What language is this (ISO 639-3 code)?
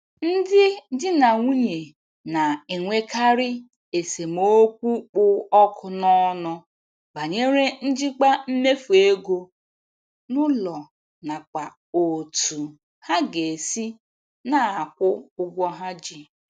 ibo